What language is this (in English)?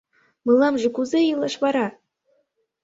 Mari